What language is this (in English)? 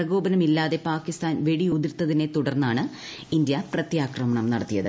Malayalam